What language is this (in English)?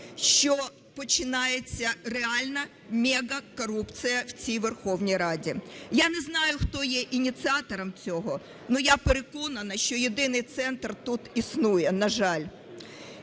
Ukrainian